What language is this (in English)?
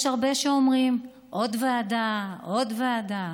Hebrew